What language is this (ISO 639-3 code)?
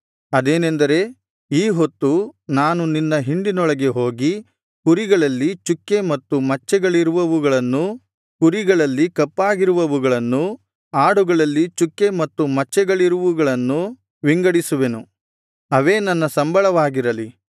kan